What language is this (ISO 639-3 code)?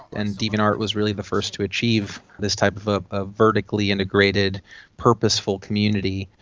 eng